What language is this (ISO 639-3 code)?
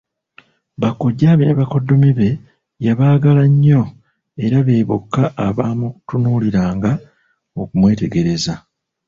lug